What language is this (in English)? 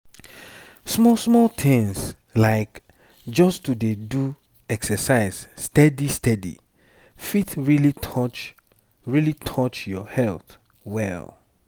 Nigerian Pidgin